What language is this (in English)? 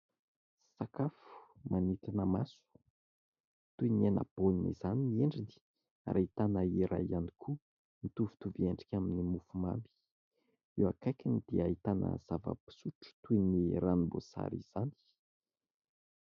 Malagasy